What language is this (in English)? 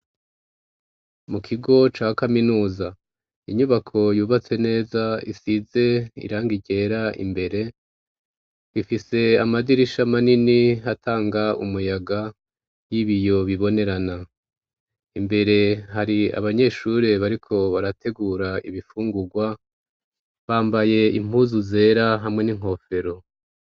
Rundi